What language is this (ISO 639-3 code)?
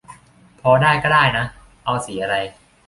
tha